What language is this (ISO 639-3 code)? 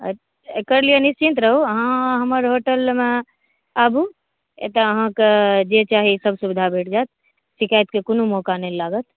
mai